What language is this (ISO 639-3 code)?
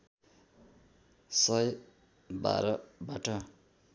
nep